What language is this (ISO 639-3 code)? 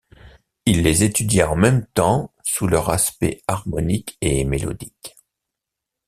fra